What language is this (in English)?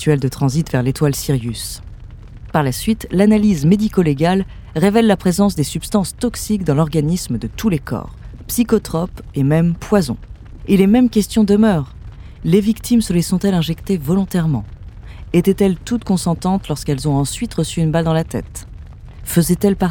French